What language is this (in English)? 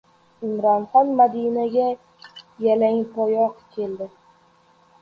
Uzbek